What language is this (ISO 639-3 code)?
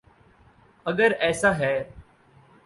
urd